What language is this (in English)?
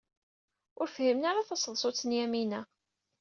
Kabyle